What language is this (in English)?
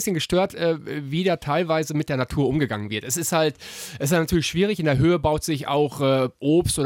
German